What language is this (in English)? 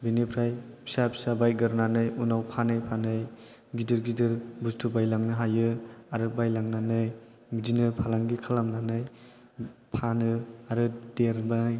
Bodo